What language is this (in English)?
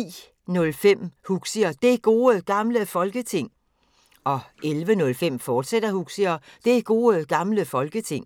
Danish